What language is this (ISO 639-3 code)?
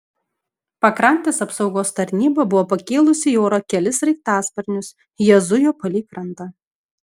lit